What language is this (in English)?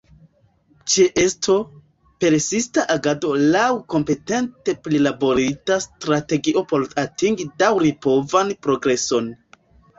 Esperanto